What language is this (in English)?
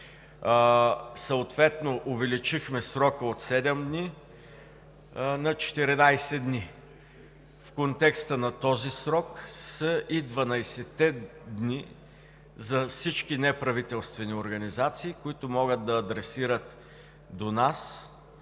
Bulgarian